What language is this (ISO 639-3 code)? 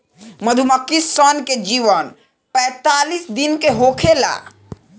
bho